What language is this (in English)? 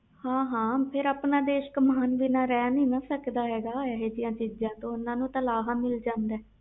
Punjabi